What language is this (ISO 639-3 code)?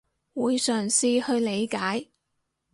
yue